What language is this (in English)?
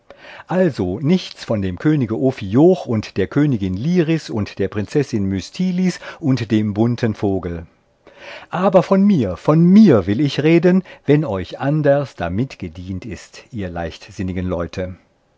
German